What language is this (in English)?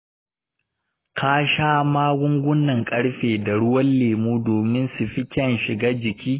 Hausa